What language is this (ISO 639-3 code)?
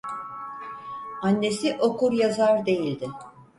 tur